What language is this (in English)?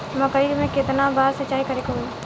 Bhojpuri